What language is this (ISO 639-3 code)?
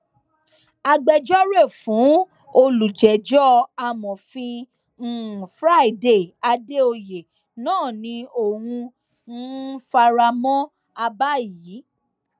yor